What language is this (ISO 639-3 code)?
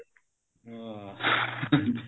pan